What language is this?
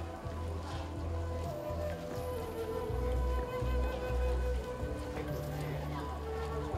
Korean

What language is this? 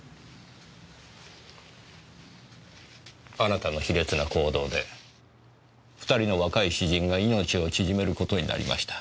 Japanese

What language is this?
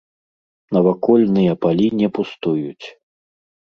Belarusian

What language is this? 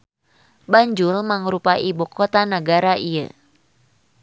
Sundanese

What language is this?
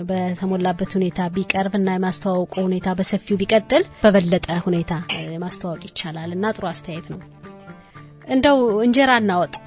Amharic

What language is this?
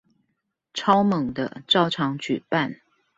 Chinese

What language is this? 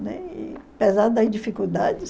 Portuguese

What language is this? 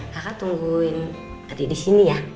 Indonesian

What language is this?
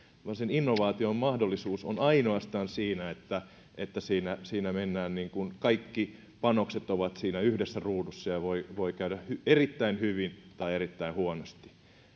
Finnish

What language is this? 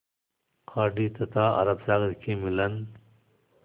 Hindi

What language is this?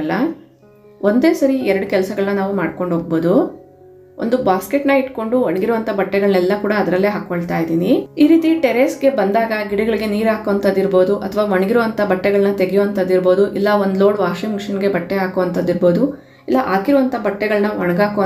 Kannada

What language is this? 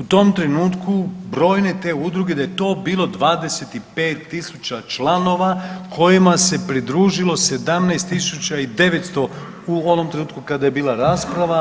Croatian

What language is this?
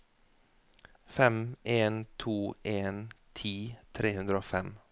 Norwegian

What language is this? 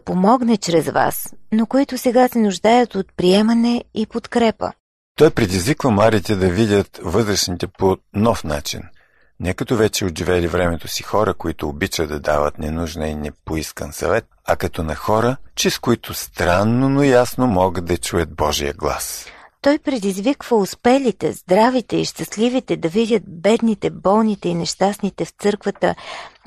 Bulgarian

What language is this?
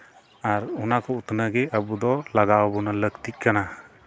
Santali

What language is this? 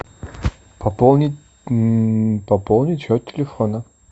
Russian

